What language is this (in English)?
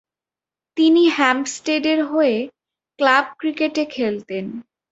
Bangla